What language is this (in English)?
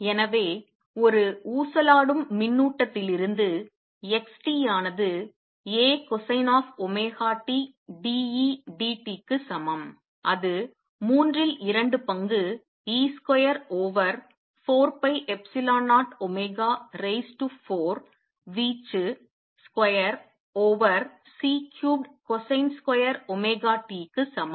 Tamil